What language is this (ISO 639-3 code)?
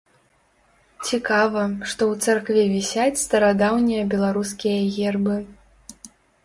bel